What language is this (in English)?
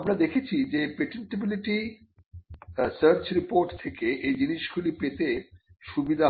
Bangla